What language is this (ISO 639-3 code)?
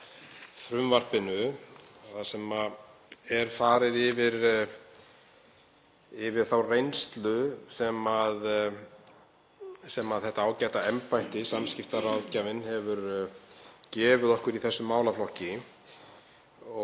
isl